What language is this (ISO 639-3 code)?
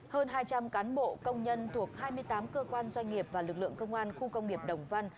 vie